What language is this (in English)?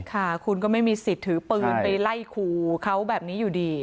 Thai